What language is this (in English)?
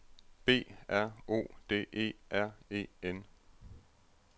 Danish